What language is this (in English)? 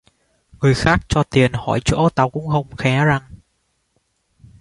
Vietnamese